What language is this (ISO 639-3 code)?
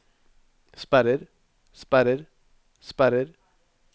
nor